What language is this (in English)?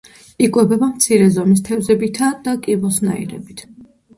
Georgian